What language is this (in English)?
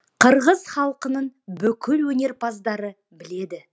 Kazakh